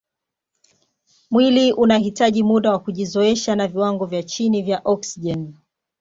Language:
Swahili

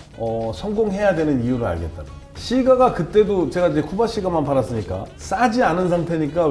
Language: Korean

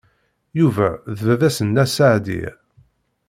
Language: Kabyle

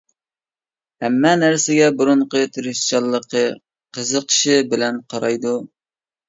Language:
Uyghur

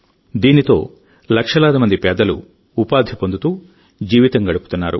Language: Telugu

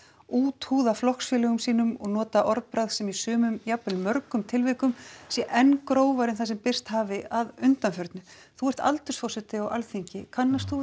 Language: Icelandic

